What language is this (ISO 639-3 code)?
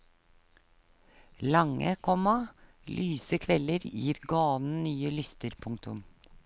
nor